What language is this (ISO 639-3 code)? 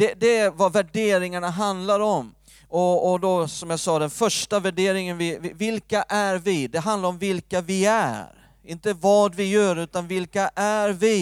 swe